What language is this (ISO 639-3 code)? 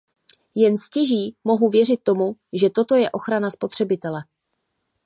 ces